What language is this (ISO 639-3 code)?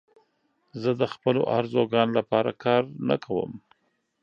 pus